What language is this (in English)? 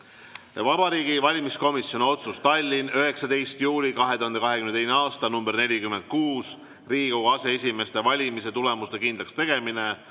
Estonian